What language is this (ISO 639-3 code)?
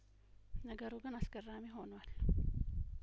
amh